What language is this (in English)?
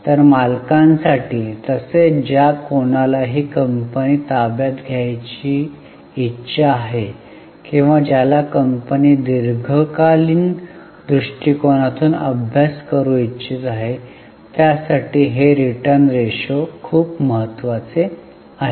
Marathi